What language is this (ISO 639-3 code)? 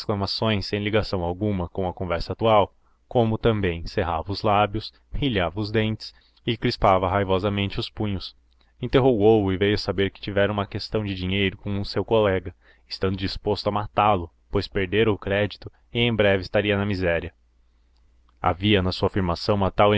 por